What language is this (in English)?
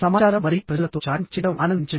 Telugu